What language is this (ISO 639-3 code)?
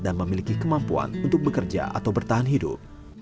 ind